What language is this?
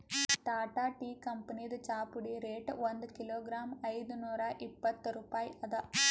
Kannada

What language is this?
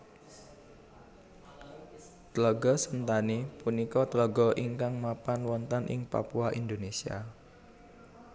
Javanese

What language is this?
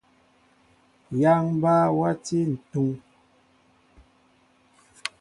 Mbo (Cameroon)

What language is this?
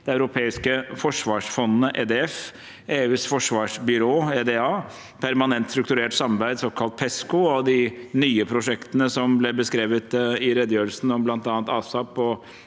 Norwegian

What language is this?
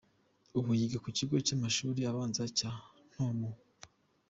Kinyarwanda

